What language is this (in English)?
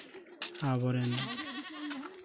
Santali